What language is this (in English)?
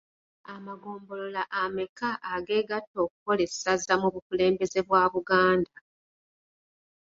Ganda